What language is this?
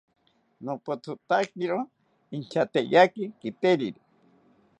South Ucayali Ashéninka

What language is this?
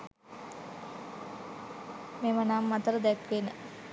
Sinhala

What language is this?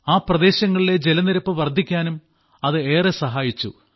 Malayalam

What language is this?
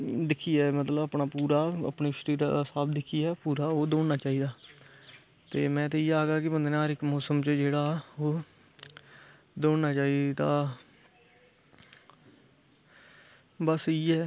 Dogri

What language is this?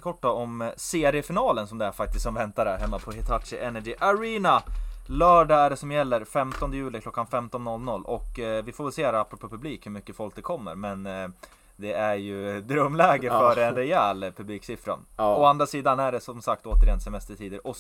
Swedish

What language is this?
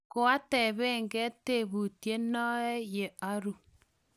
Kalenjin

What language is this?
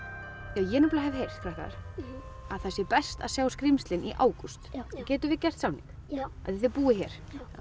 Icelandic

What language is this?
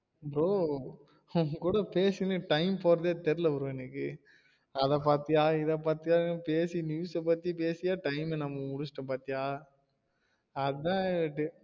Tamil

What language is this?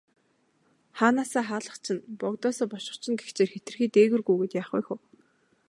Mongolian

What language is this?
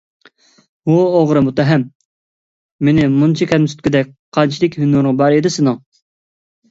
Uyghur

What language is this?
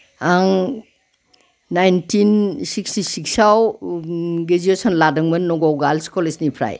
Bodo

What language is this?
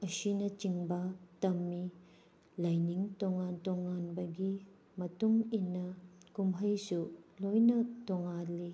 Manipuri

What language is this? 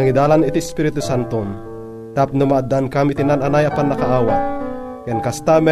Filipino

